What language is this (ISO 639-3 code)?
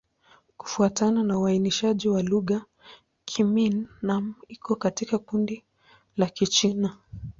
swa